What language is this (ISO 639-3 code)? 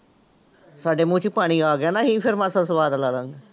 pan